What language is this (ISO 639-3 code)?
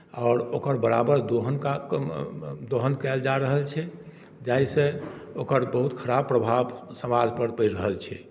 mai